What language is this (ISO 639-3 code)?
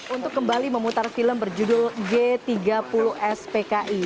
ind